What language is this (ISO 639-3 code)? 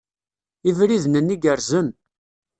kab